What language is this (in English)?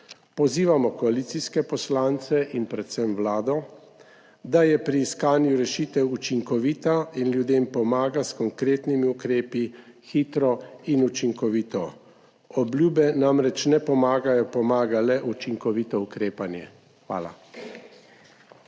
Slovenian